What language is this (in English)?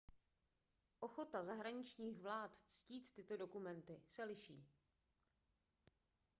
Czech